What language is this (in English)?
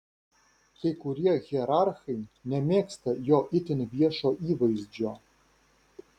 Lithuanian